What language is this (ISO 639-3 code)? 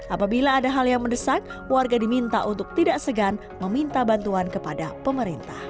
ind